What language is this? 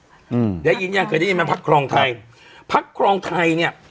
Thai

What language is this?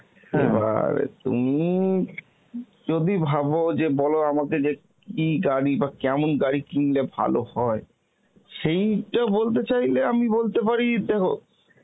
Bangla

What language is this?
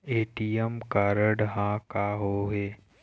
Chhattisgarhi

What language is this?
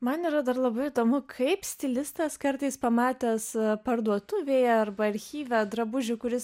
Lithuanian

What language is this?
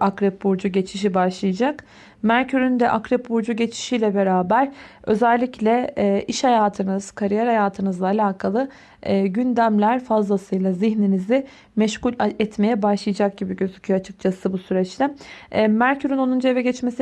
Turkish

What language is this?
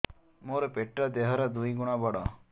Odia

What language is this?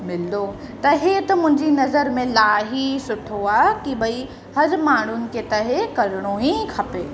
Sindhi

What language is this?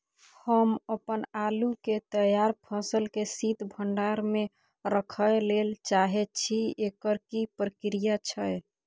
Maithili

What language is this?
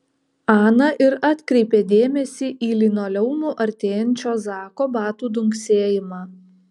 Lithuanian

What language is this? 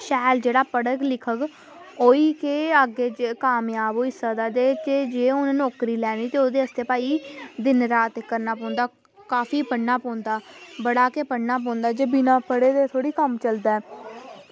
Dogri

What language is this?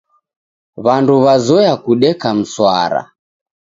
Taita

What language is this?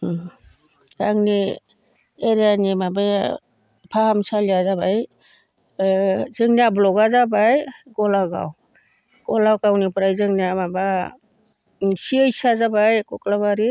Bodo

